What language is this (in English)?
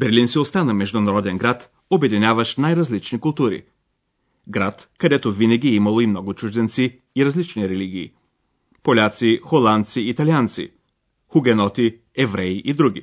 Bulgarian